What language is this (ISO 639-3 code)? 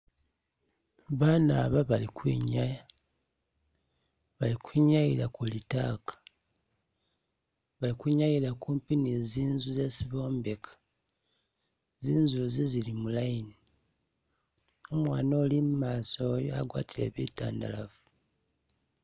myx